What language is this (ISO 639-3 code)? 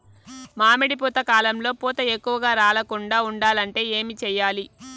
tel